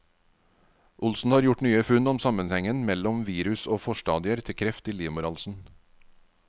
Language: Norwegian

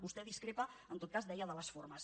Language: Catalan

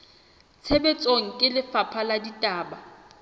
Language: Southern Sotho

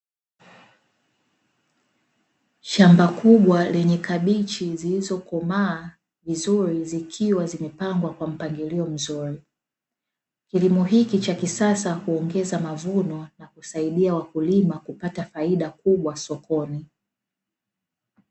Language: Swahili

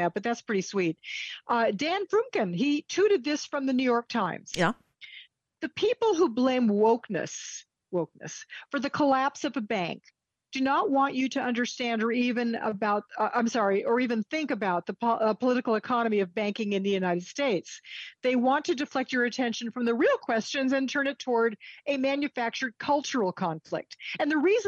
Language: English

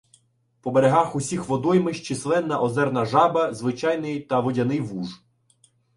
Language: Ukrainian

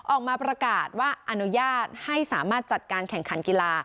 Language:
Thai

